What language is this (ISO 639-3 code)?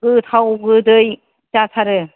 brx